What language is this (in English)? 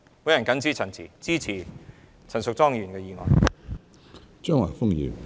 Cantonese